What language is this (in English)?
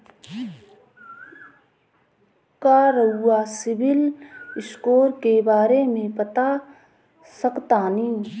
Bhojpuri